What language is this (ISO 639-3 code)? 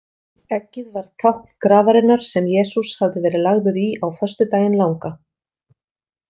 isl